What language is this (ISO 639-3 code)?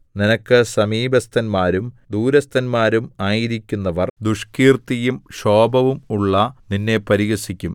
mal